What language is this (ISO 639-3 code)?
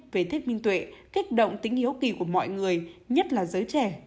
vie